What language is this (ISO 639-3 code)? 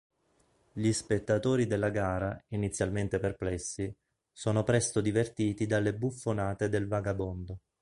ita